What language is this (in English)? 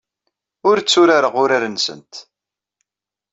Kabyle